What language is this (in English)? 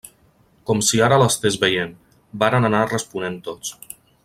Catalan